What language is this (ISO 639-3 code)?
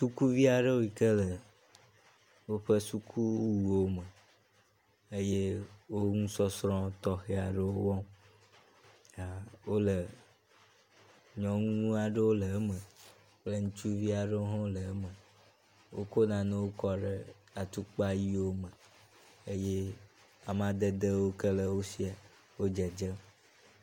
ewe